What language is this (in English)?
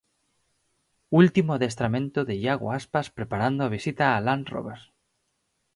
Galician